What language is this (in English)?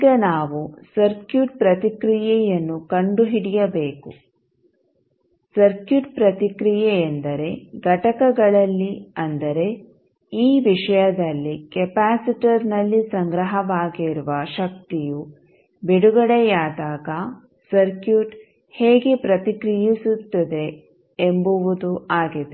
Kannada